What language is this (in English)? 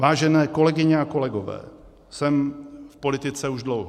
Czech